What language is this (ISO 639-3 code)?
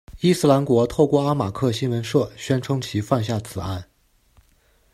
zho